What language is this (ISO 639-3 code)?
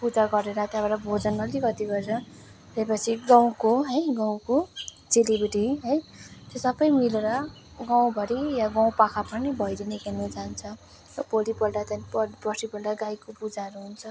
nep